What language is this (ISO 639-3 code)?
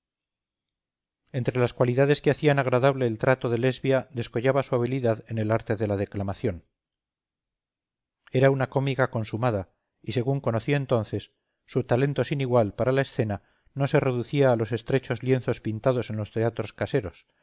spa